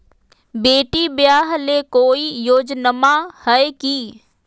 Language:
Magahi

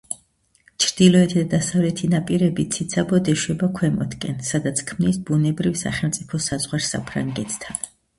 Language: Georgian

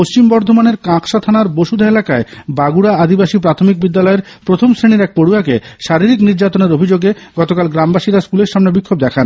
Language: Bangla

